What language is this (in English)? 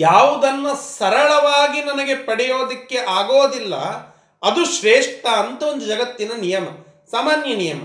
Kannada